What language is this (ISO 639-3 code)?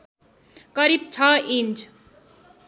nep